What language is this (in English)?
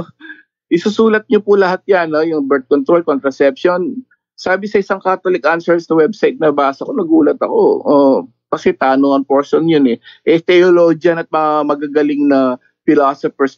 Filipino